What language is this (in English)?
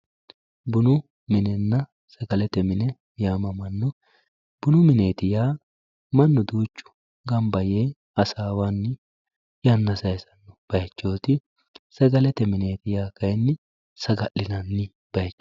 Sidamo